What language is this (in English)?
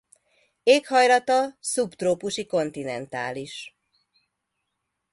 Hungarian